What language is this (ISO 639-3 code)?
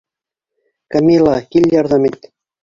bak